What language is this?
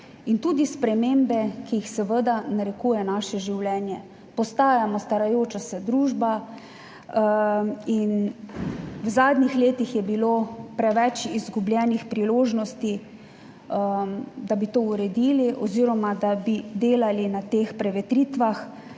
Slovenian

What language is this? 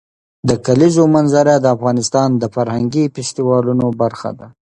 Pashto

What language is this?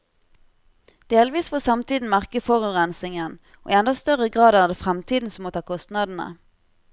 Norwegian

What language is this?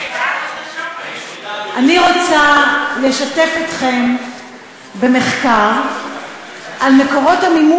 Hebrew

